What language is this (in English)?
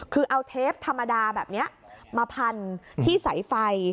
Thai